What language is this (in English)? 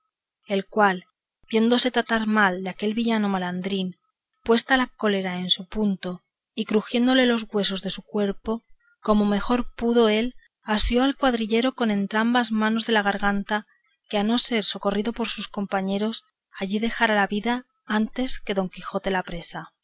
Spanish